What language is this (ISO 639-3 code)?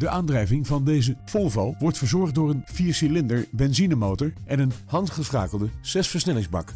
nld